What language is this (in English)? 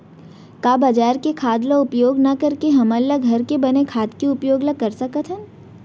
Chhattisgarhi